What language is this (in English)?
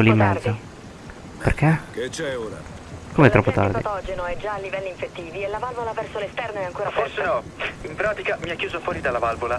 Italian